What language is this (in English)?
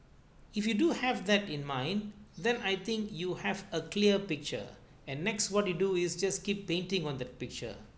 English